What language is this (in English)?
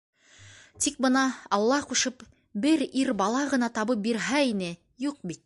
Bashkir